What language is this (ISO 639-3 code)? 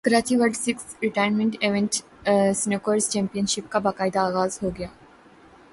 urd